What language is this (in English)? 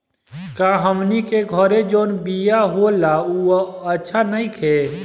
Bhojpuri